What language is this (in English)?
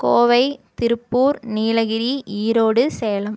Tamil